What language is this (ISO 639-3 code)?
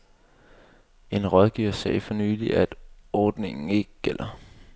dan